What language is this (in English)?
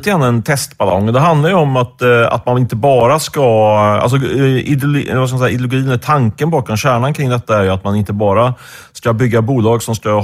Swedish